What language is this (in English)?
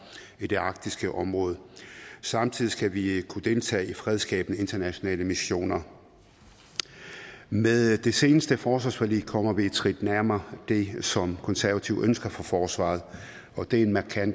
Danish